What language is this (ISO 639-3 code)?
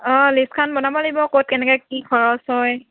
asm